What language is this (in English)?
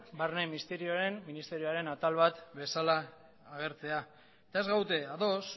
Basque